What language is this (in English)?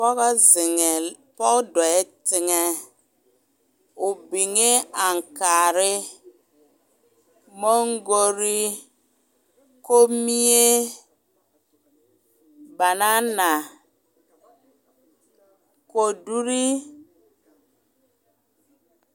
Southern Dagaare